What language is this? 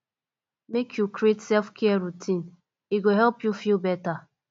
Nigerian Pidgin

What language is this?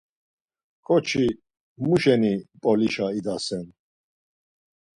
Laz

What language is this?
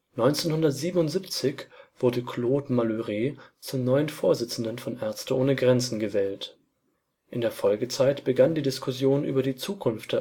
German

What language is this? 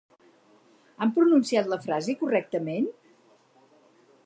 Catalan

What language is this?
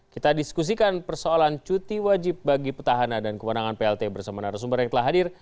Indonesian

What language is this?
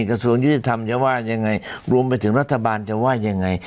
Thai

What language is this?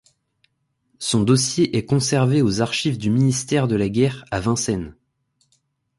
French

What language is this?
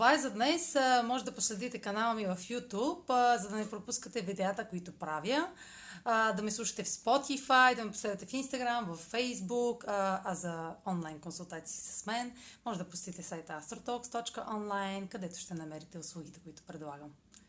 Bulgarian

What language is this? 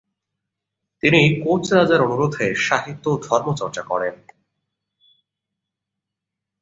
Bangla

